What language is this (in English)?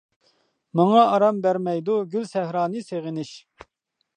Uyghur